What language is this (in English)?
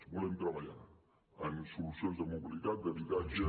Catalan